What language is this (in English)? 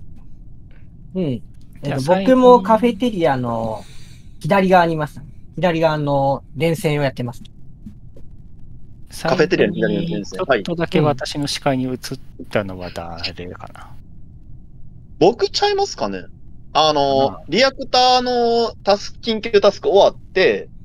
Japanese